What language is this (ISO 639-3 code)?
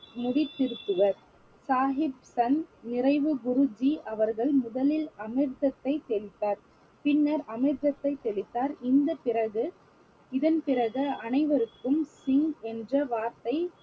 tam